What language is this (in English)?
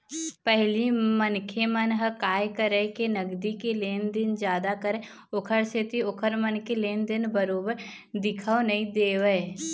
Chhattisgarhi